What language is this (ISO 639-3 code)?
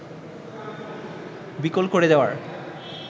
ben